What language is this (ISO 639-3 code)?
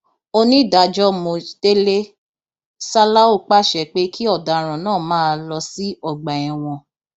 yor